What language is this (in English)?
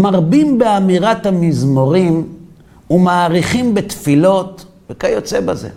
Hebrew